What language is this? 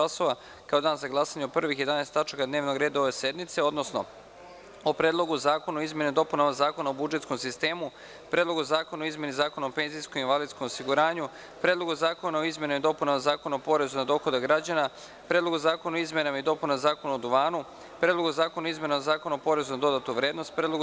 Serbian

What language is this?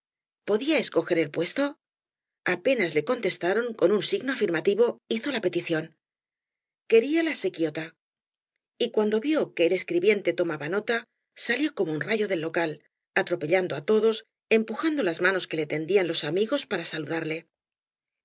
Spanish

